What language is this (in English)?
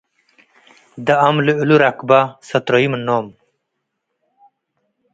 Tigre